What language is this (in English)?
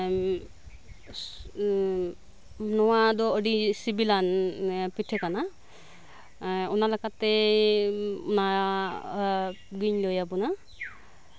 Santali